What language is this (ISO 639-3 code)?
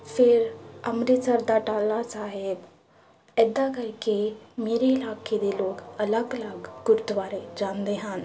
pan